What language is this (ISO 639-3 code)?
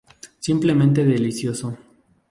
spa